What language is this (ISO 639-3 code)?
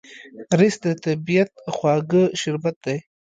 pus